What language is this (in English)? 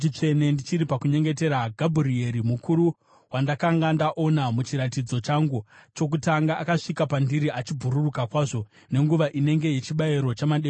Shona